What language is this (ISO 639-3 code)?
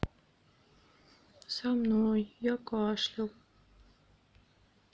rus